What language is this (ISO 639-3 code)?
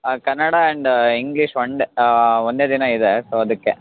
kan